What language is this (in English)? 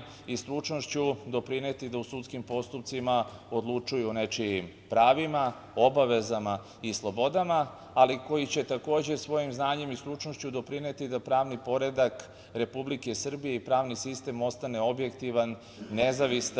Serbian